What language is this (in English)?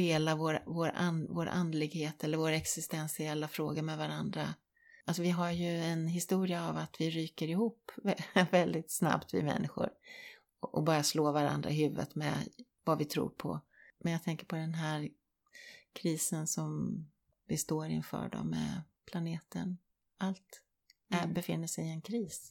Swedish